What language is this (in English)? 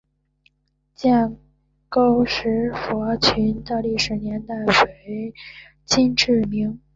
Chinese